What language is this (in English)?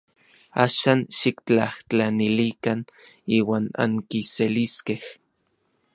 Orizaba Nahuatl